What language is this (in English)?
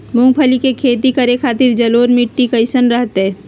Magahi